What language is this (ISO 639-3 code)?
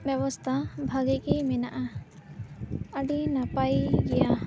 sat